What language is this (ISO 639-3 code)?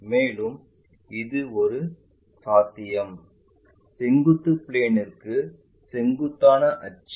tam